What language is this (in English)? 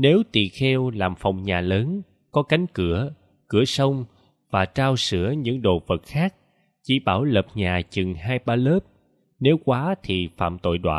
Vietnamese